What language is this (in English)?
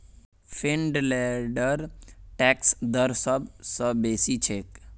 Magahi